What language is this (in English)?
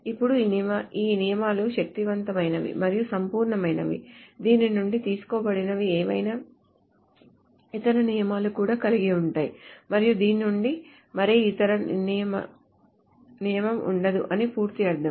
Telugu